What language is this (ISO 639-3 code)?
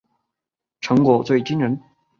zho